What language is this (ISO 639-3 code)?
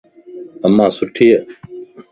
lss